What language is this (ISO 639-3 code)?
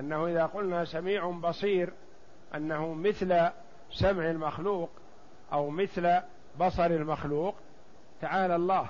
ara